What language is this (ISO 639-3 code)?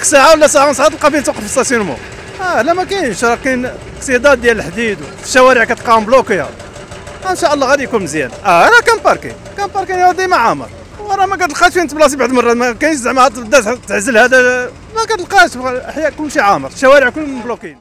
ara